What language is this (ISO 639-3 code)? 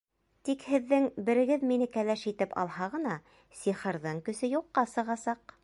bak